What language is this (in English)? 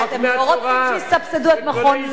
Hebrew